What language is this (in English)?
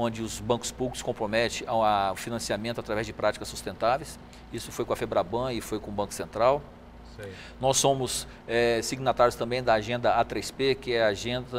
Portuguese